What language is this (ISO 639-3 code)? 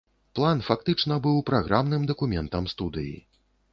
bel